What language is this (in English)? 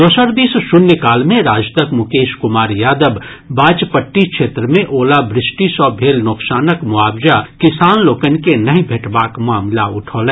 Maithili